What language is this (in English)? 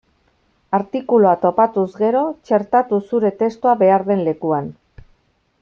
Basque